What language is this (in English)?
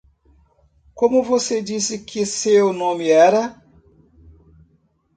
Portuguese